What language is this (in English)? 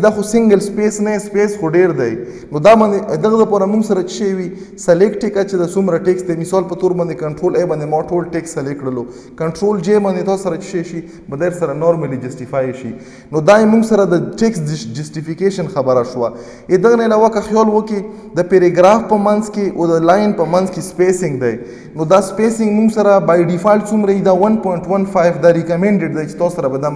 Romanian